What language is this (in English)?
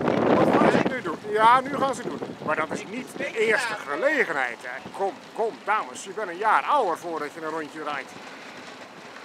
Dutch